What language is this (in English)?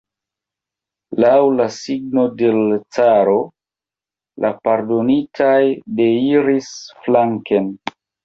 Esperanto